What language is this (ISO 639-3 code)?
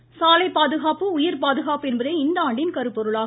tam